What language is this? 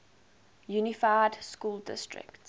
English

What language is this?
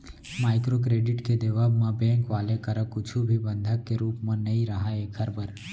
Chhattisgarhi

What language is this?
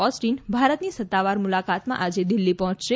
Gujarati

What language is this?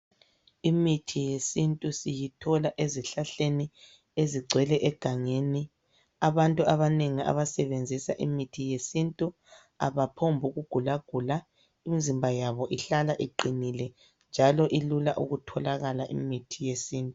North Ndebele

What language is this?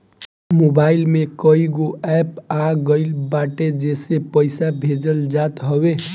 Bhojpuri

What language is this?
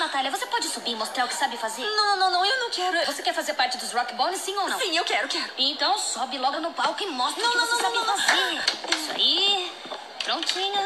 Portuguese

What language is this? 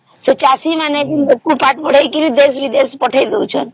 Odia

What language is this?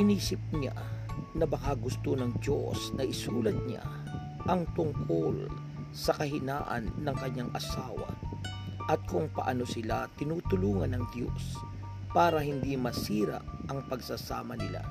Filipino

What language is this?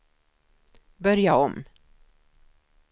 Swedish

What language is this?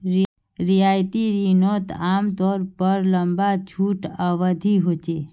Magahi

